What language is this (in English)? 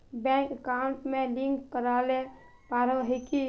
Magahi